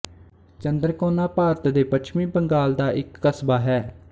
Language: Punjabi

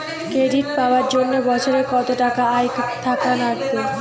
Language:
Bangla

